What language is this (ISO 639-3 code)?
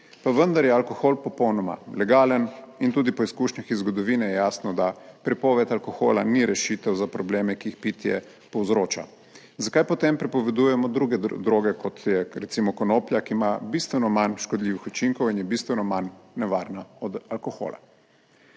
slv